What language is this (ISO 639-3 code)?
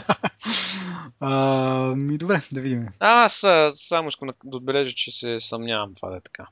bul